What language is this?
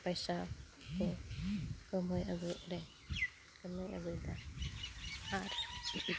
Santali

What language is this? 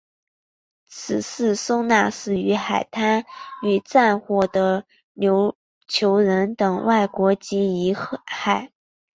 Chinese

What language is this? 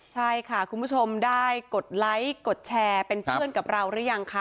Thai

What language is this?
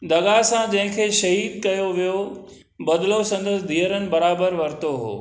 Sindhi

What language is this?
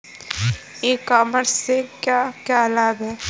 Hindi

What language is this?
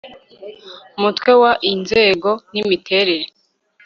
Kinyarwanda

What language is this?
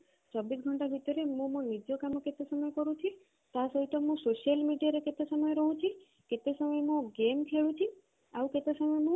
Odia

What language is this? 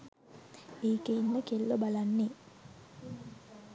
Sinhala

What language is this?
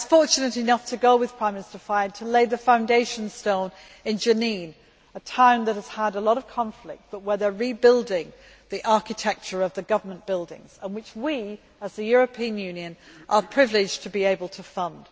English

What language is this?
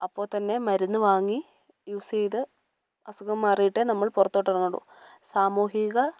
Malayalam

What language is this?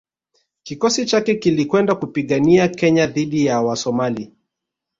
Swahili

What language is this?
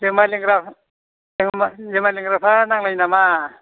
Bodo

